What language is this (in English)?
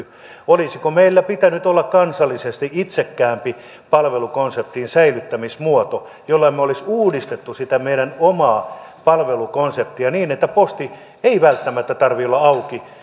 Finnish